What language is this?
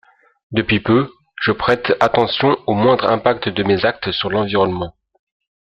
French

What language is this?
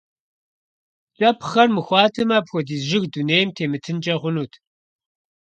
Kabardian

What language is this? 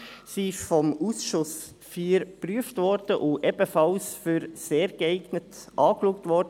Swiss German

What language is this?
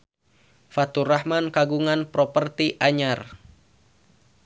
Sundanese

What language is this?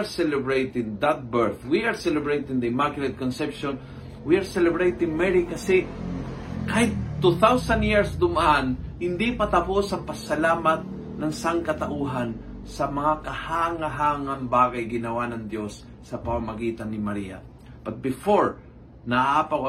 Filipino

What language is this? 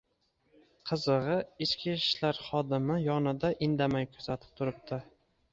Uzbek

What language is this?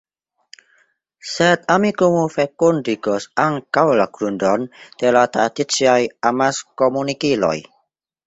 Esperanto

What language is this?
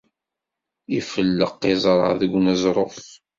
Kabyle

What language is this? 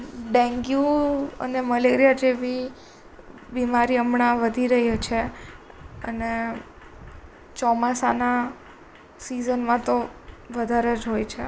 Gujarati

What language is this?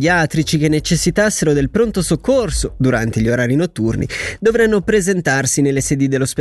Italian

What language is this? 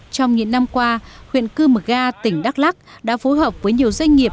Vietnamese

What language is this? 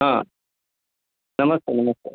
Sanskrit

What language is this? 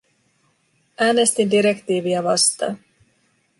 Finnish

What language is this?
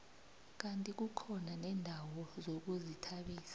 South Ndebele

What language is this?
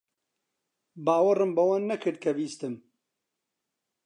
Central Kurdish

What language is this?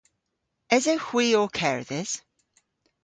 Cornish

